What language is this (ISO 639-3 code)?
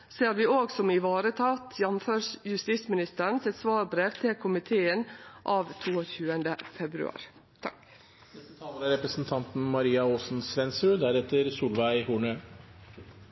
nno